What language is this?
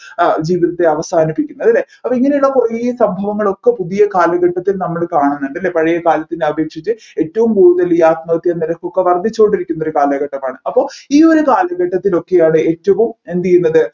Malayalam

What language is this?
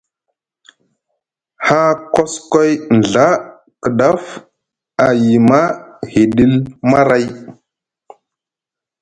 Musgu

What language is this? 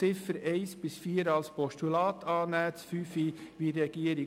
Swiss German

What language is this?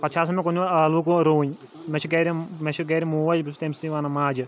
Kashmiri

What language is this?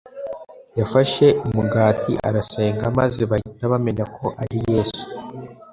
Kinyarwanda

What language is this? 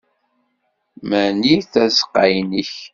Kabyle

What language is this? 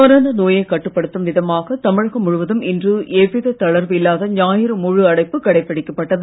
Tamil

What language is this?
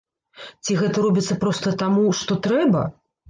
Belarusian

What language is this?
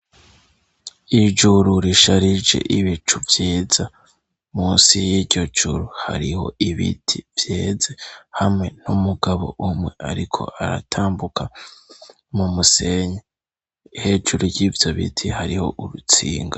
Rundi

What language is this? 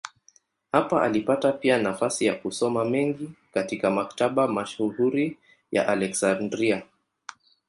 Swahili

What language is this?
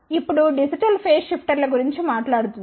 Telugu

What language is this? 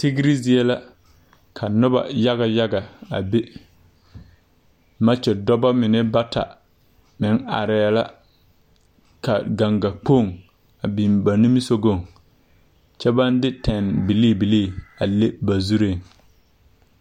Southern Dagaare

